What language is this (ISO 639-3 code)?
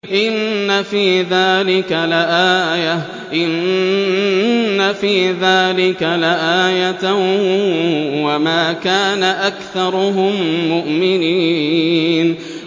ara